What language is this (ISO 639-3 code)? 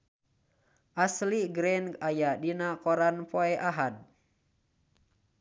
sun